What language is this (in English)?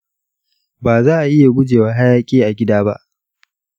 Hausa